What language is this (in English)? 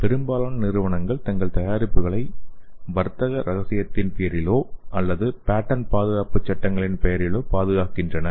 Tamil